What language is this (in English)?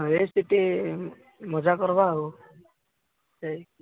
Odia